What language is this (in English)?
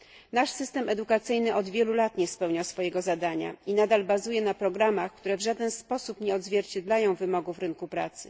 Polish